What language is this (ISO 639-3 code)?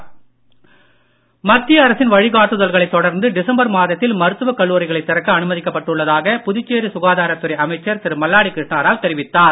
tam